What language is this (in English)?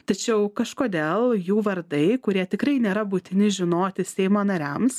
Lithuanian